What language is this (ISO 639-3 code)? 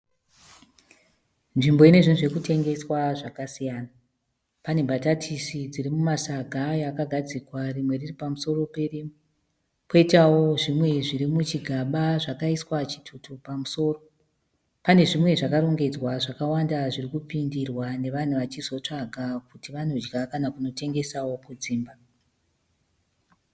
sna